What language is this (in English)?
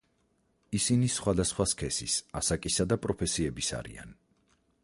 Georgian